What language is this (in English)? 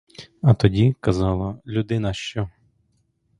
Ukrainian